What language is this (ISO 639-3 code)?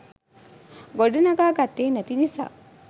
sin